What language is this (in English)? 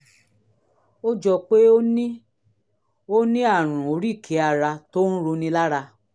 Yoruba